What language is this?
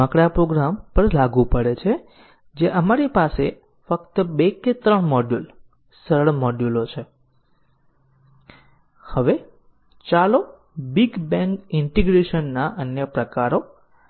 Gujarati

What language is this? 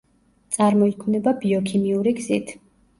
Georgian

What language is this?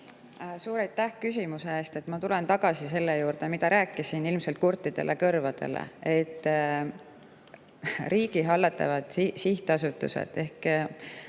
Estonian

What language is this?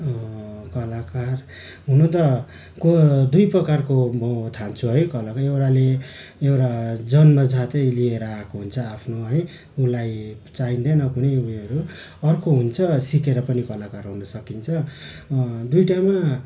Nepali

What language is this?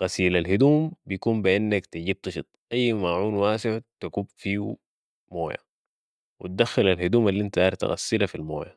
Sudanese Arabic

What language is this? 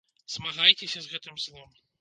Belarusian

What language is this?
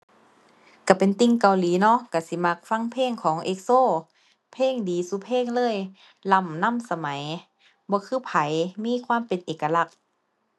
Thai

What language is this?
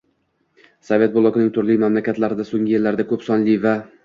Uzbek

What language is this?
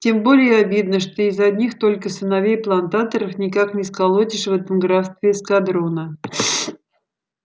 Russian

